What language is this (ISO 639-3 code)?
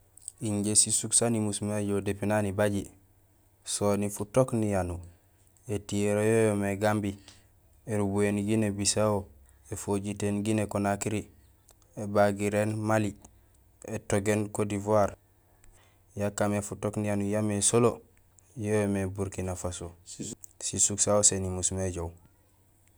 gsl